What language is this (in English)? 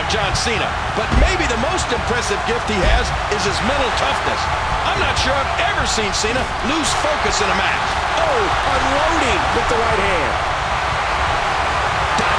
English